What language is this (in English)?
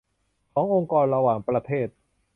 Thai